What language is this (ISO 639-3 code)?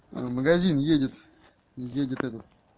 rus